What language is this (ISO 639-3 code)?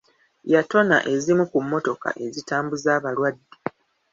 lug